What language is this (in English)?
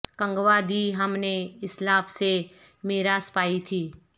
Urdu